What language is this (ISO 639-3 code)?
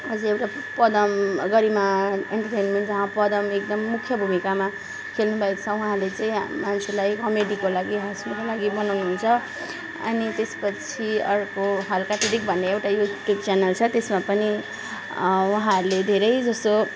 nep